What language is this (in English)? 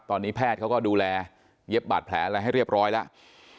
Thai